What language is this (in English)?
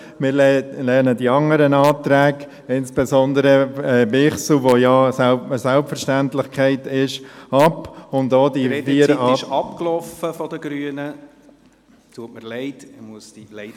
Swiss German